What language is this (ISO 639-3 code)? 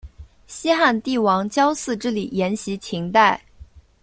zho